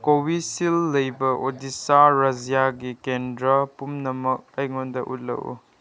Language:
Manipuri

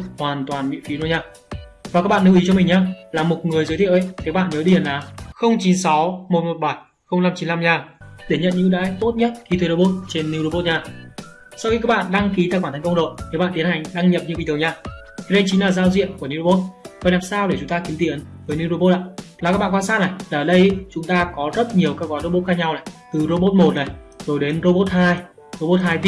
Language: Vietnamese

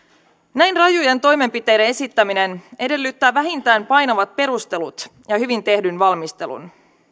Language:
Finnish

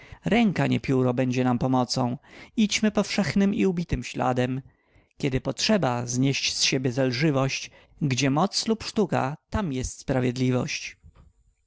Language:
Polish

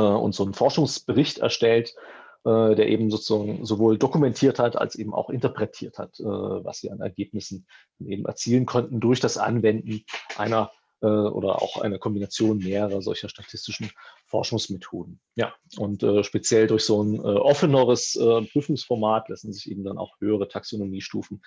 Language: German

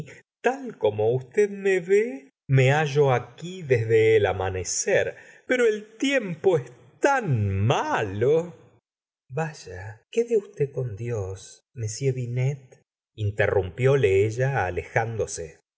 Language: Spanish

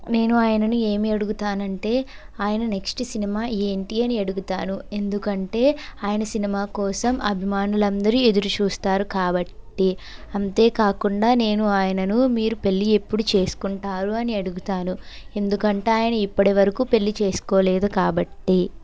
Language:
Telugu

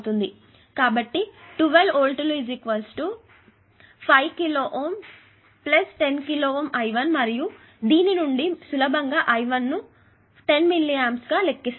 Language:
Telugu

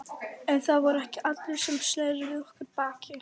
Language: Icelandic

